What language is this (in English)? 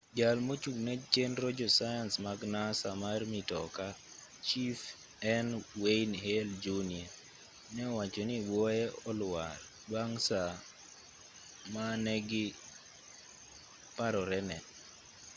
Luo (Kenya and Tanzania)